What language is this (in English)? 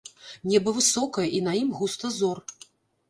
Belarusian